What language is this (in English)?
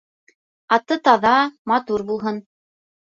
Bashkir